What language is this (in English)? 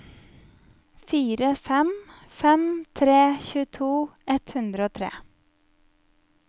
Norwegian